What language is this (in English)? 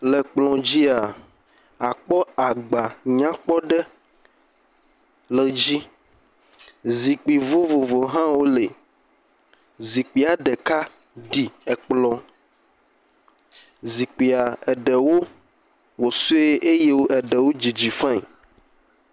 Ewe